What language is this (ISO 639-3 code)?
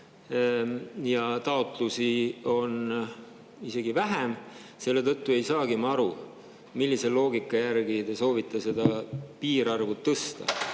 est